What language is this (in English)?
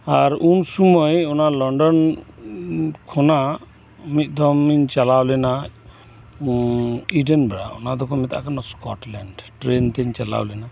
Santali